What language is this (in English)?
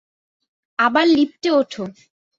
Bangla